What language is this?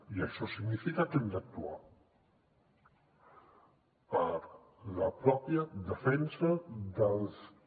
Catalan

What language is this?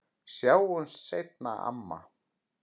Icelandic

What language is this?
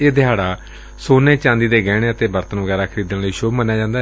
Punjabi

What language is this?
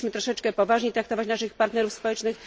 Polish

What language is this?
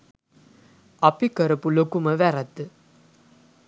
Sinhala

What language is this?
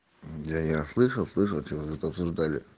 Russian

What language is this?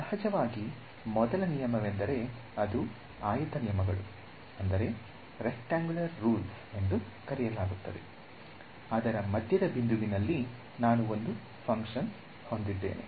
Kannada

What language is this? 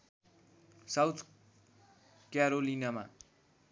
Nepali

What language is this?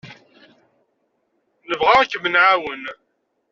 Kabyle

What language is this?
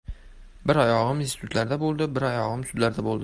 Uzbek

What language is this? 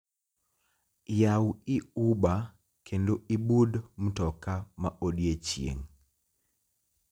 Luo (Kenya and Tanzania)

